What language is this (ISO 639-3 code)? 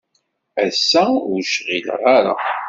kab